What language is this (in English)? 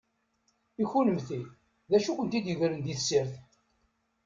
Kabyle